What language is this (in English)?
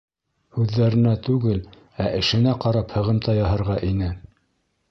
Bashkir